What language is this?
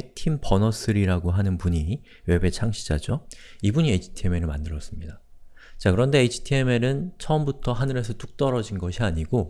Korean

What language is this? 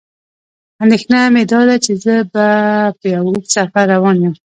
Pashto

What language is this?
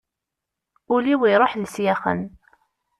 Kabyle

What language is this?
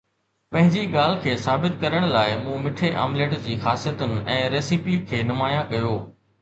Sindhi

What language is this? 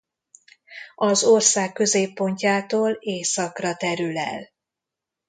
Hungarian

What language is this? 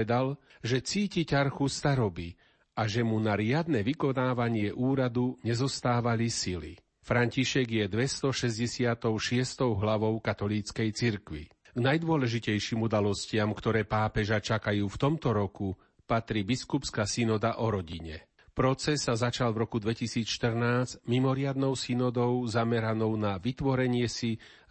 Slovak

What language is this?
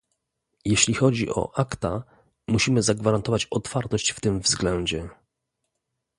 Polish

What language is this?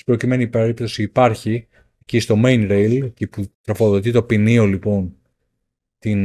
Greek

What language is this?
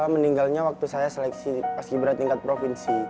Indonesian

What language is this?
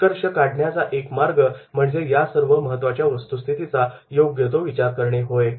Marathi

